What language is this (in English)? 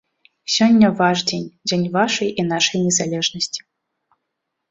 Belarusian